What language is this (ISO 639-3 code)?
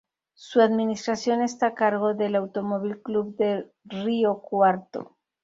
spa